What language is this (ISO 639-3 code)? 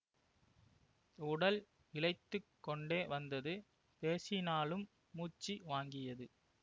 tam